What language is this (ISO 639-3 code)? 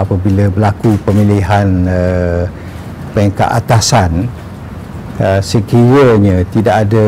msa